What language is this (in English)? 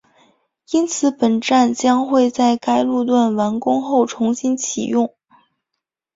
Chinese